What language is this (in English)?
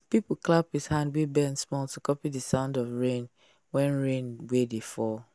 Nigerian Pidgin